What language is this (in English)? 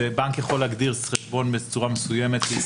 Hebrew